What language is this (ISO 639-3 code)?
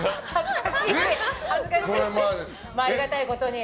jpn